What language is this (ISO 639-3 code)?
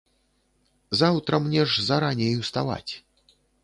bel